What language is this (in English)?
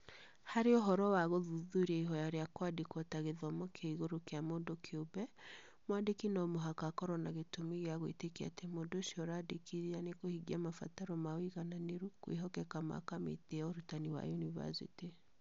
Kikuyu